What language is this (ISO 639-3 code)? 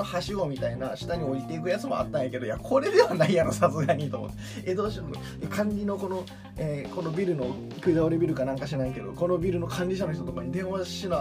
jpn